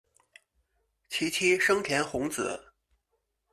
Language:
Chinese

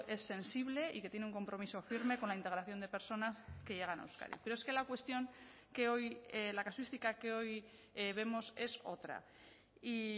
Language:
Spanish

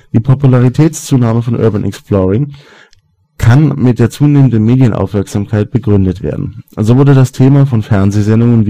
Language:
German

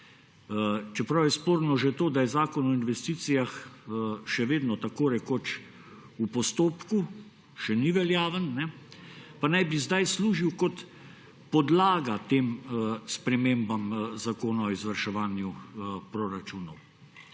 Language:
Slovenian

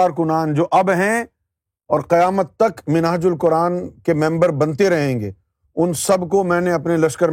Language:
Urdu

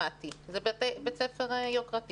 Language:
Hebrew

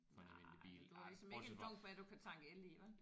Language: Danish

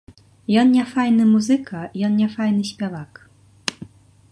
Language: Belarusian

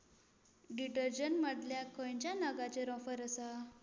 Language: Konkani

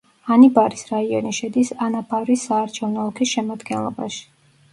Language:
Georgian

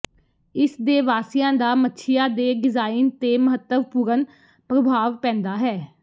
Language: Punjabi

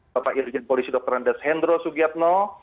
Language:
Indonesian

